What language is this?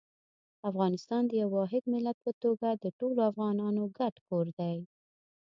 Pashto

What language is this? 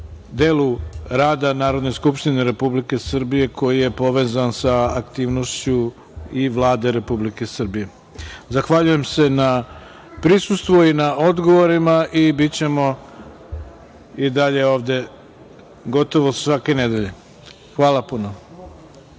Serbian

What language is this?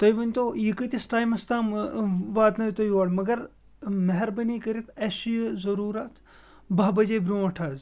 Kashmiri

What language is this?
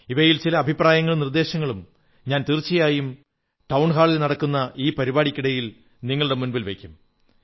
Malayalam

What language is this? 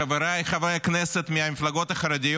Hebrew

